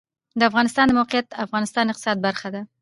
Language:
Pashto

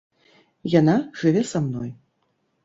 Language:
Belarusian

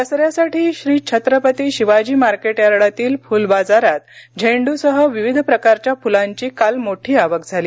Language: Marathi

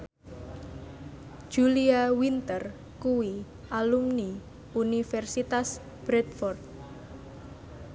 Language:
Javanese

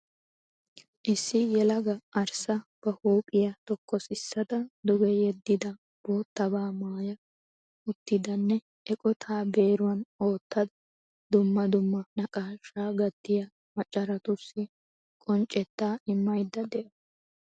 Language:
Wolaytta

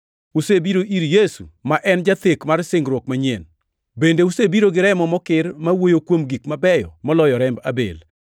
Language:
Luo (Kenya and Tanzania)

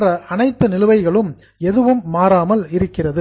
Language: Tamil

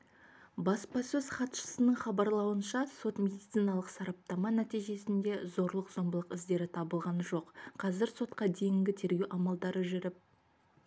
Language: Kazakh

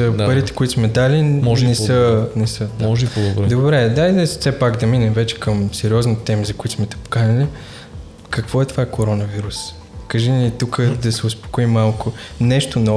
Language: Bulgarian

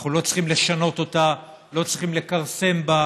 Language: Hebrew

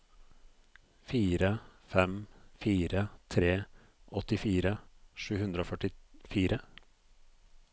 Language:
Norwegian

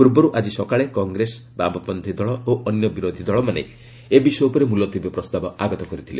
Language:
Odia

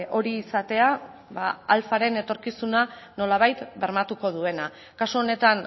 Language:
Basque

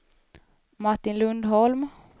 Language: Swedish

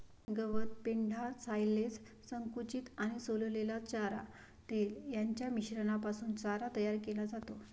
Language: Marathi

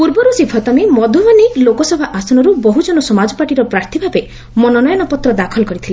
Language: Odia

